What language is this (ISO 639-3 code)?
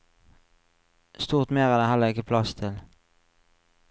nor